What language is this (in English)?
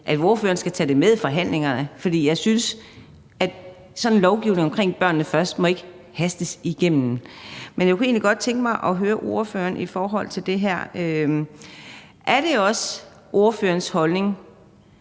Danish